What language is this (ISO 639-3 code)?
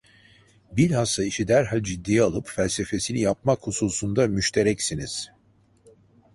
tur